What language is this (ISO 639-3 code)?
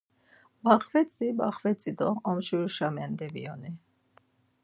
lzz